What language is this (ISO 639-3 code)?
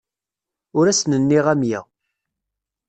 kab